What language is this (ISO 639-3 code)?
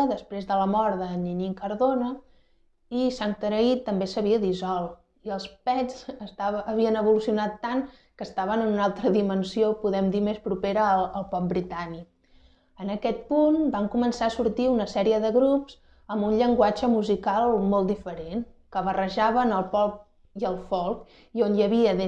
cat